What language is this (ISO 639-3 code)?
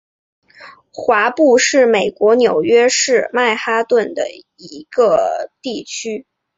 zho